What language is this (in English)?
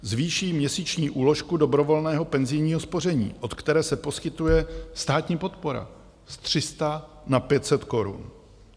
Czech